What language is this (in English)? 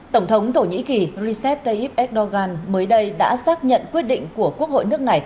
Vietnamese